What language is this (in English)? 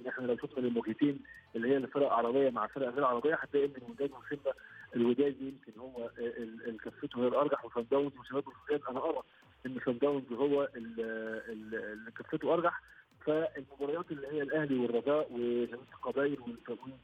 Arabic